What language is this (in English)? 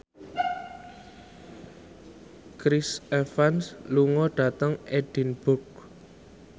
Javanese